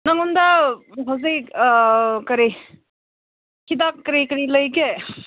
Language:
Manipuri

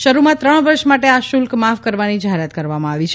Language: Gujarati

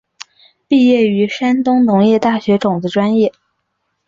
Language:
Chinese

